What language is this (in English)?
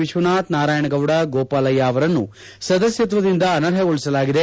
Kannada